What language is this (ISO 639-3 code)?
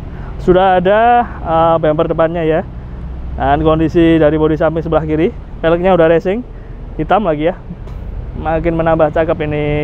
ind